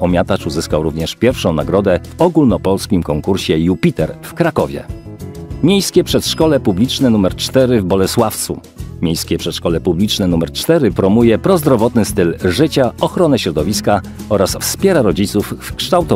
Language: Polish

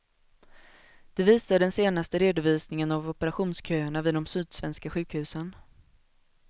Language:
Swedish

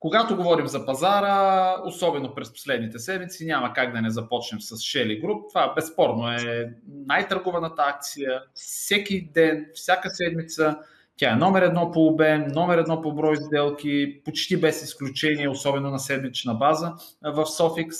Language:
Bulgarian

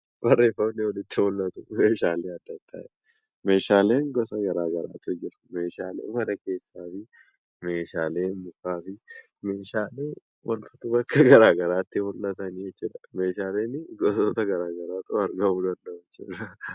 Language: Oromo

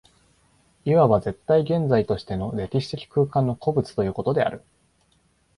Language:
Japanese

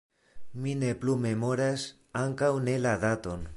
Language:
Esperanto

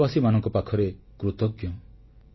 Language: Odia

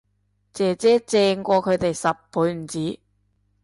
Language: Cantonese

